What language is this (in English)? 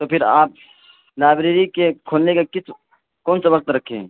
Urdu